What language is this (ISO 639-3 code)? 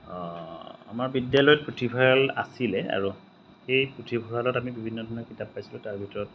asm